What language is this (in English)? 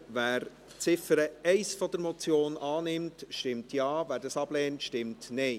Swiss German